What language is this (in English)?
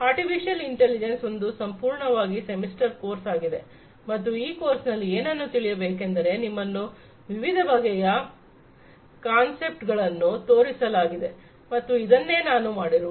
Kannada